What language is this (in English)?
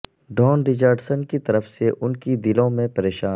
Urdu